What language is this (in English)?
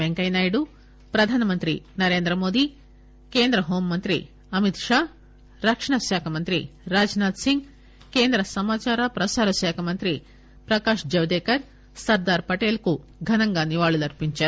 Telugu